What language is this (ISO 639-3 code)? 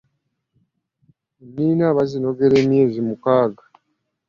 lug